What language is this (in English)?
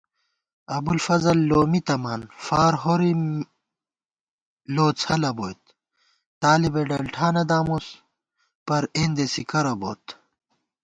Gawar-Bati